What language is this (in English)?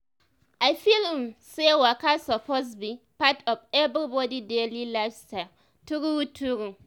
Nigerian Pidgin